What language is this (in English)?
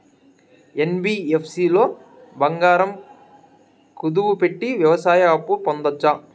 Telugu